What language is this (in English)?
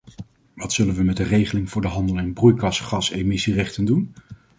Dutch